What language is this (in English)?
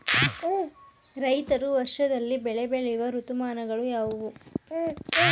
Kannada